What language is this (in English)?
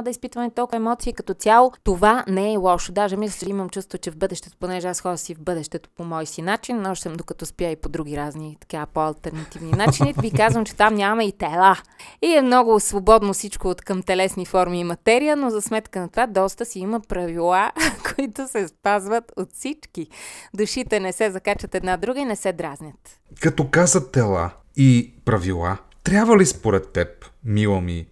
Bulgarian